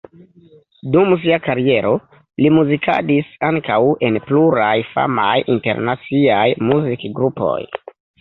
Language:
Esperanto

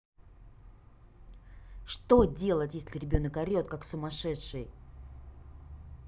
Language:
Russian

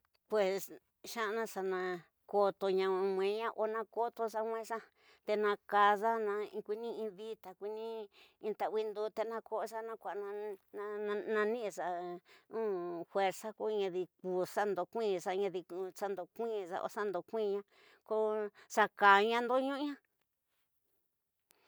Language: Tidaá Mixtec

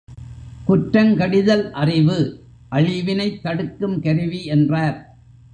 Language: Tamil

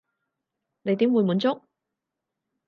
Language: Cantonese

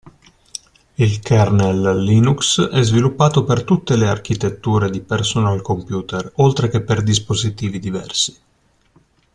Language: Italian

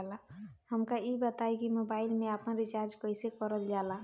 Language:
Bhojpuri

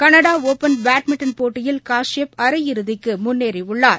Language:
Tamil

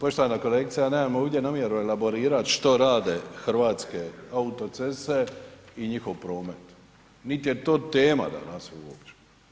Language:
Croatian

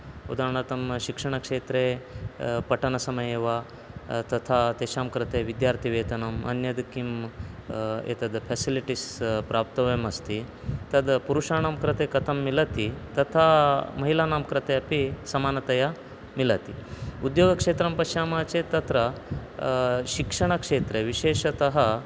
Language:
Sanskrit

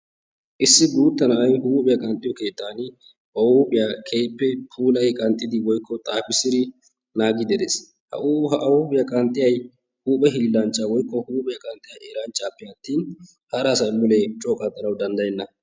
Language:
Wolaytta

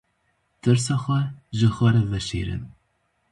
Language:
Kurdish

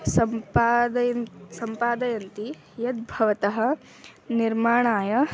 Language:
Sanskrit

